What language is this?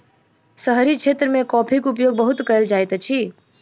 Maithili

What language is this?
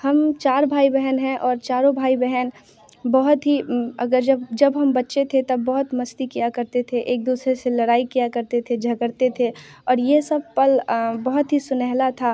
Hindi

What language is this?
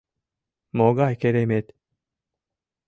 Mari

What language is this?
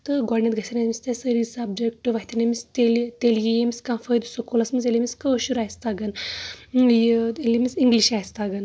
Kashmiri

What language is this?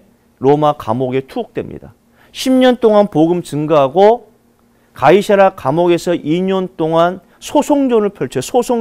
Korean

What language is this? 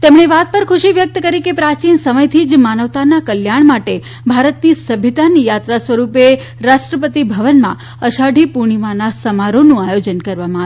Gujarati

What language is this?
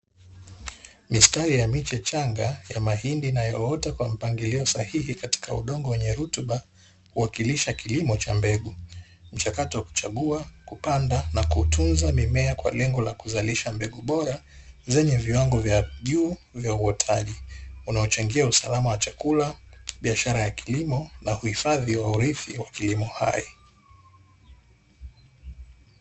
Swahili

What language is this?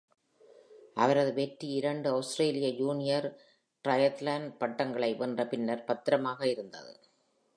Tamil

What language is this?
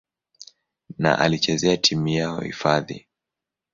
Swahili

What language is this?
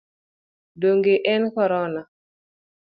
Luo (Kenya and Tanzania)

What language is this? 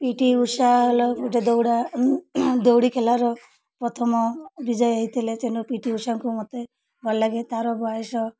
Odia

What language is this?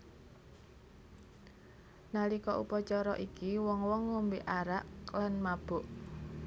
Javanese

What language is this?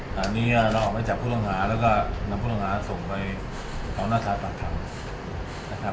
Thai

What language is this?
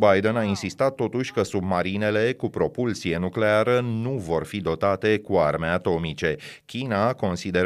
Romanian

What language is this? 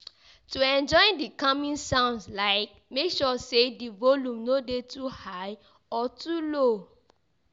Nigerian Pidgin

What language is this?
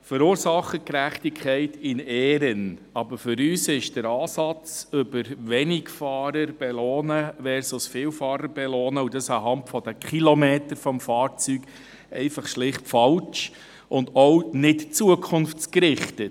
Swiss German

